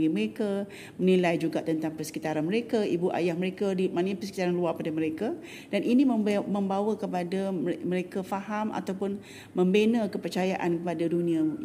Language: Malay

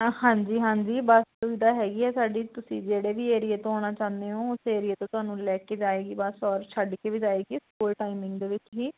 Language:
Punjabi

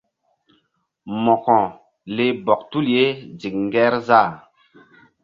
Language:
Mbum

